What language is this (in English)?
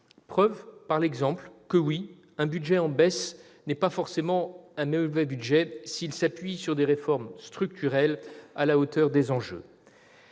French